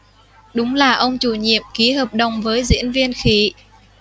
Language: Vietnamese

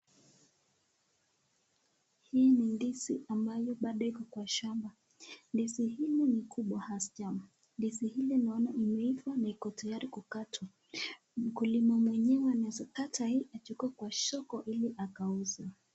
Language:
Swahili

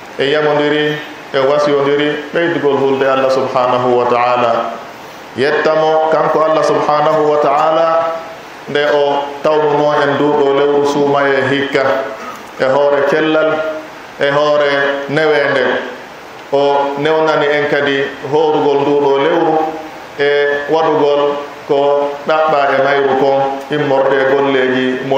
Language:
Indonesian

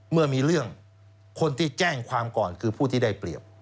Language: Thai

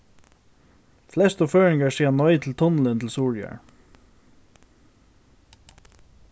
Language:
Faroese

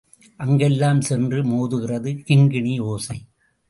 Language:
Tamil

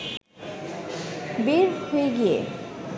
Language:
Bangla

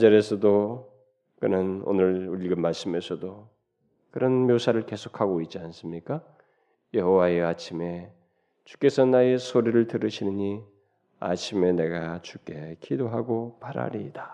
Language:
Korean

